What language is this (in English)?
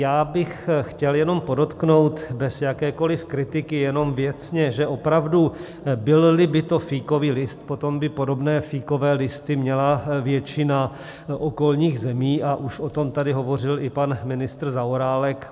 Czech